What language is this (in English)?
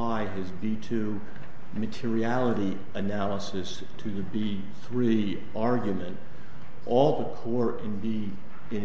English